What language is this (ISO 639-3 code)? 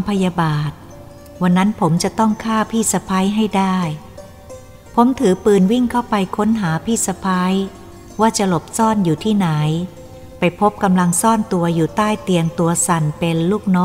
tha